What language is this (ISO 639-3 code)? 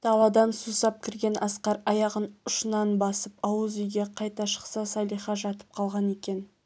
kaz